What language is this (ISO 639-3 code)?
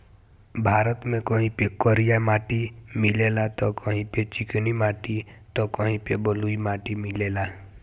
bho